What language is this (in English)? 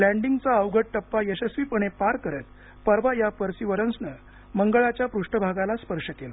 Marathi